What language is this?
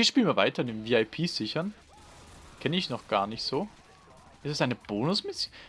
German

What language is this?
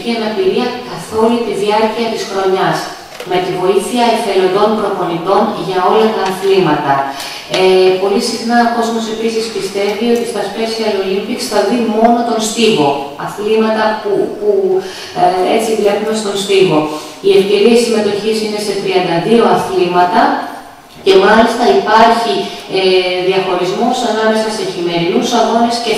Greek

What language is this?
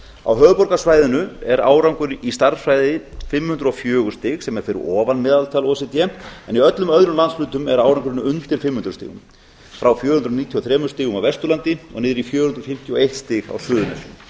Icelandic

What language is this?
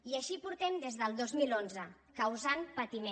Catalan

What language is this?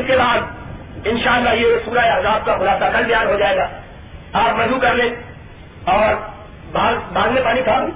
Urdu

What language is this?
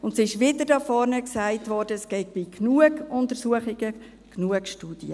Swiss German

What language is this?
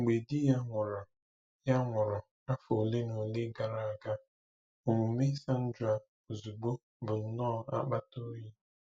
Igbo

